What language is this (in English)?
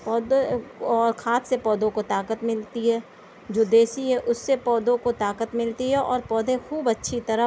Urdu